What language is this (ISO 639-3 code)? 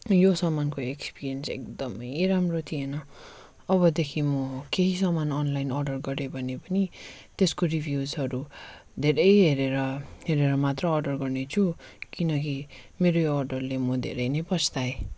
nep